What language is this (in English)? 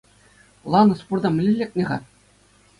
Chuvash